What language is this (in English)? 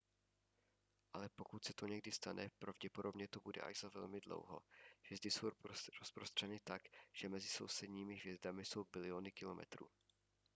Czech